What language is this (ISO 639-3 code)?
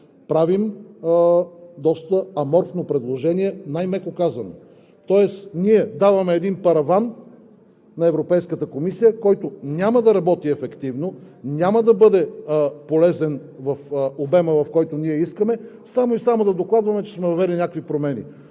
bul